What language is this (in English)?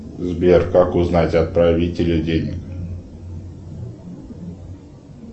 Russian